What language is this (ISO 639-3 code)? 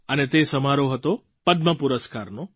guj